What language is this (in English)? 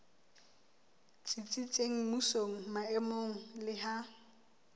Southern Sotho